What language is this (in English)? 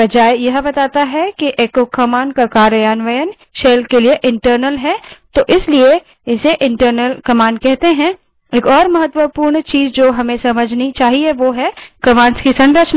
Hindi